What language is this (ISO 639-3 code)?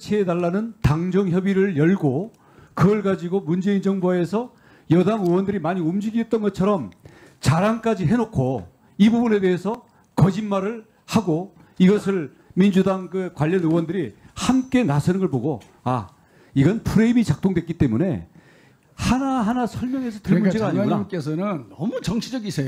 kor